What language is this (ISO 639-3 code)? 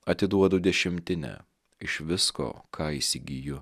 lit